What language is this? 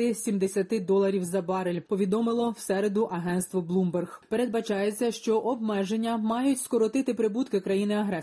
Ukrainian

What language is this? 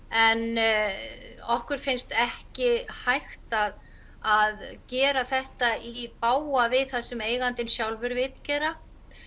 Icelandic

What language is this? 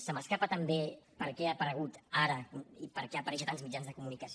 Catalan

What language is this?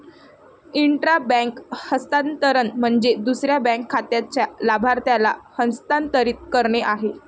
Marathi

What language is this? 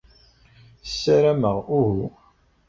Kabyle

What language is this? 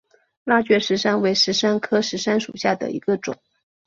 Chinese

